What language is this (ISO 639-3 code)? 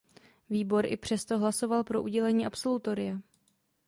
ces